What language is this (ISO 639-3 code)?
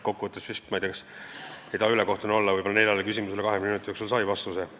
est